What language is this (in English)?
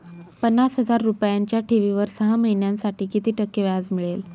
Marathi